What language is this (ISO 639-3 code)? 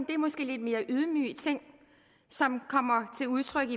dan